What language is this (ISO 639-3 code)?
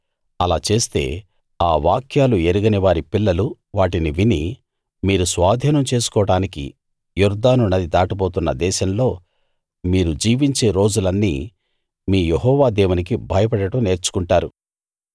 tel